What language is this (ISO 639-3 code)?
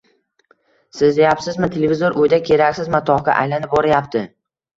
uzb